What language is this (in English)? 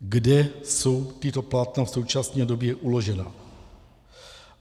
Czech